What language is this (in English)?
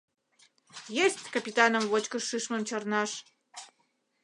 Mari